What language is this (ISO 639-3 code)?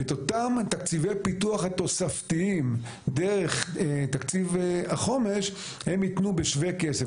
heb